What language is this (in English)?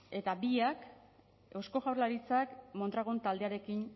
Basque